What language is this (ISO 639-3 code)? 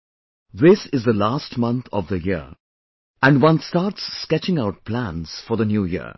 eng